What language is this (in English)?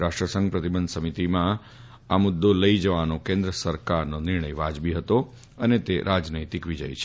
Gujarati